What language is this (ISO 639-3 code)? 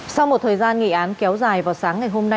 vie